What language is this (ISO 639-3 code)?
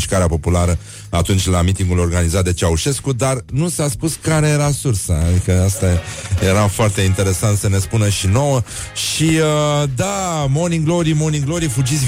ron